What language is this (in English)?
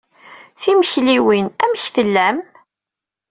Kabyle